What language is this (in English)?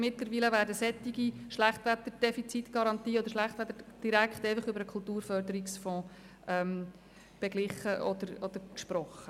Swiss German